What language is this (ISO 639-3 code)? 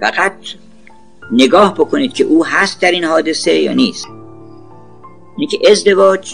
fas